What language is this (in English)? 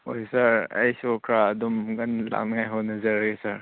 Manipuri